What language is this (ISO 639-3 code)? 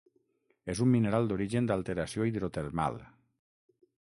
cat